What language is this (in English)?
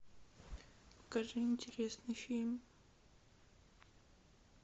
Russian